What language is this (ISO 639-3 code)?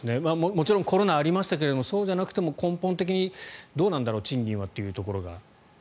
jpn